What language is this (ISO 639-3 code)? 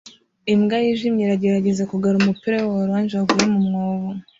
kin